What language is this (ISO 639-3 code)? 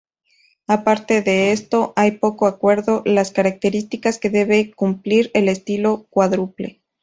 spa